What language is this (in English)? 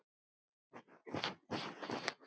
Icelandic